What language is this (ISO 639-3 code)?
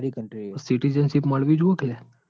guj